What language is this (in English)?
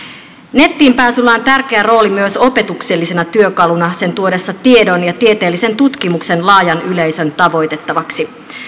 Finnish